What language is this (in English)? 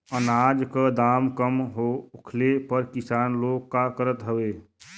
Bhojpuri